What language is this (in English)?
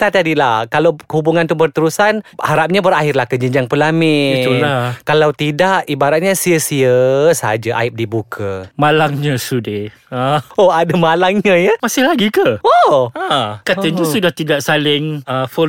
Malay